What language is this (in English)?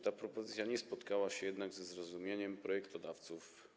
Polish